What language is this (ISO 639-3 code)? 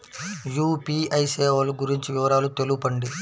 tel